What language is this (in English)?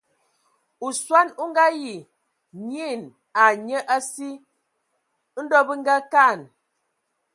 Ewondo